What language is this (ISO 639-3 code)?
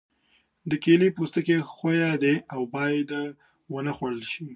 pus